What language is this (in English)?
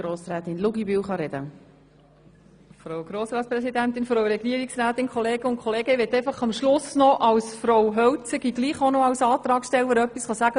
Swiss German